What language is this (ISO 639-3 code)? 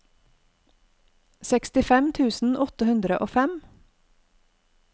nor